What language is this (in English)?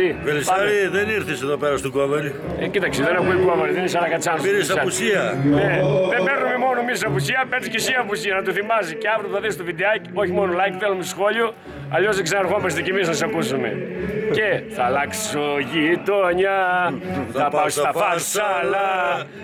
Greek